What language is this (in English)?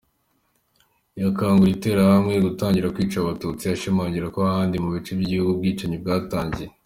Kinyarwanda